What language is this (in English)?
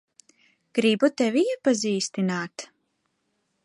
Latvian